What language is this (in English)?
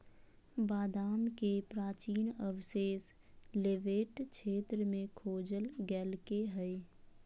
Magahi